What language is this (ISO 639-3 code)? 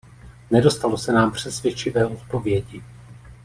ces